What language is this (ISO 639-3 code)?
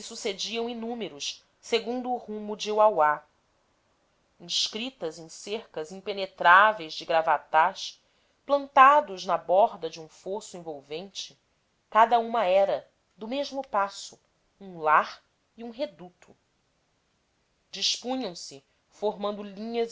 por